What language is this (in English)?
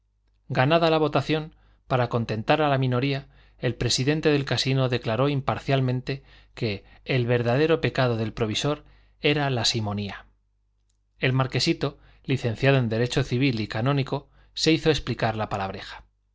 Spanish